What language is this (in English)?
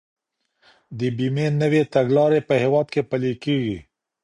Pashto